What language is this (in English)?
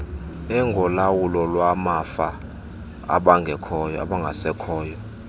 Xhosa